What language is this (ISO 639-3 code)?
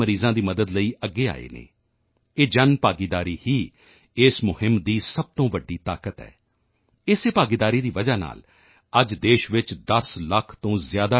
pan